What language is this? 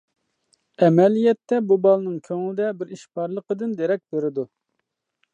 Uyghur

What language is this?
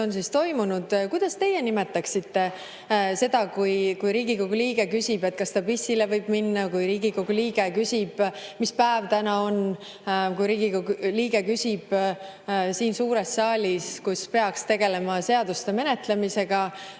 Estonian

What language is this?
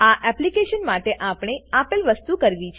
Gujarati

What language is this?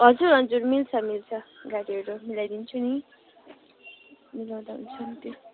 Nepali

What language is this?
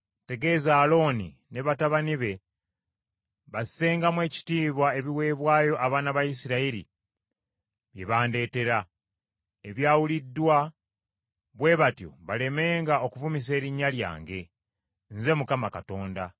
Ganda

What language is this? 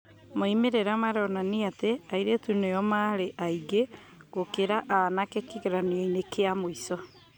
Kikuyu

